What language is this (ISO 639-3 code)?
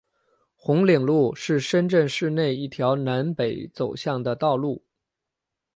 zho